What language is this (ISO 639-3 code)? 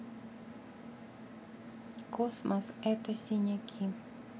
rus